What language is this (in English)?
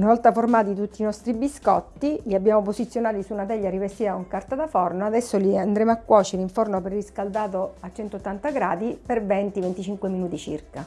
Italian